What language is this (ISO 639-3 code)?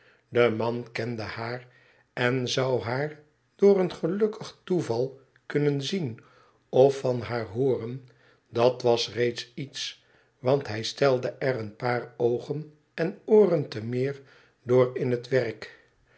nld